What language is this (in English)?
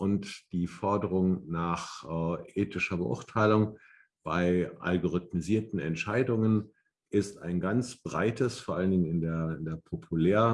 German